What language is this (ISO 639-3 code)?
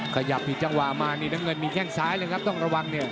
tha